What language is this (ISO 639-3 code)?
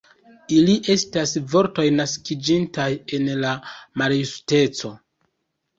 epo